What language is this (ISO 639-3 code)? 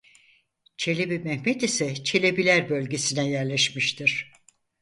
tur